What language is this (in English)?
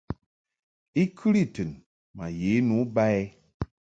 Mungaka